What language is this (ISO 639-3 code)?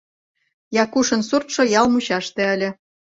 chm